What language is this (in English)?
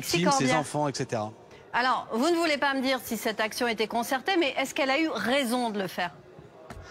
French